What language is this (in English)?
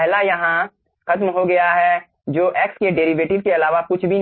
Hindi